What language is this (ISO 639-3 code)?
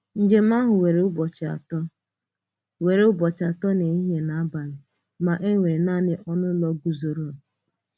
ibo